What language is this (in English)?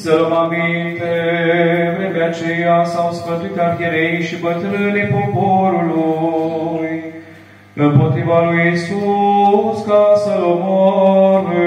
Romanian